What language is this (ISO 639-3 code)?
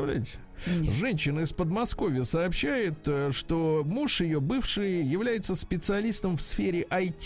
rus